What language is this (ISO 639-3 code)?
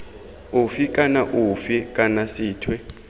tsn